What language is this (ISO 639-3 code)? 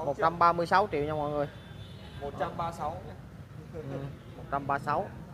vie